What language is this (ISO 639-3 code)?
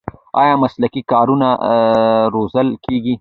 pus